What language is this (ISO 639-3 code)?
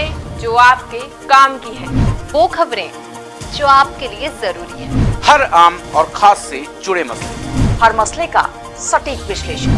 hin